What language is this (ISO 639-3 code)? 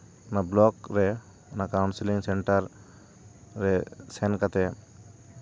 sat